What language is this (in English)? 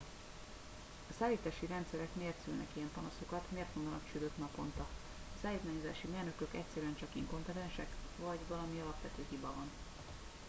Hungarian